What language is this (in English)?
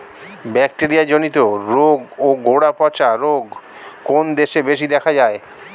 Bangla